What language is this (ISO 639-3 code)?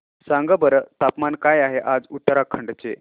mar